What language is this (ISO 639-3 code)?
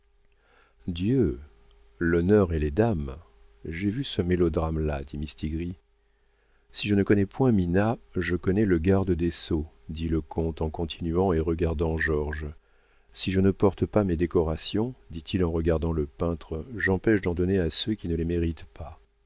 fra